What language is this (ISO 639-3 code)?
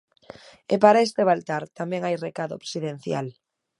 glg